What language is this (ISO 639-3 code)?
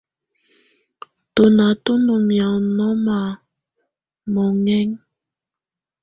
tvu